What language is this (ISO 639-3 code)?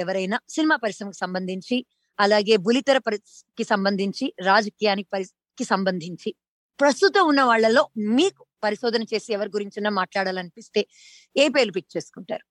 tel